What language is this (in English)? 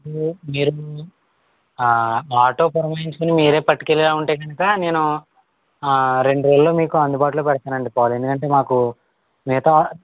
Telugu